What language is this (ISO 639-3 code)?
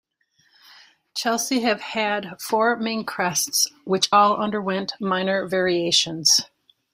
eng